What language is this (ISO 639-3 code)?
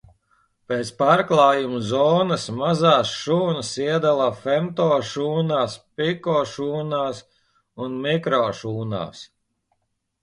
lav